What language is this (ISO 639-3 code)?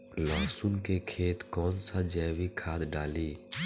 bho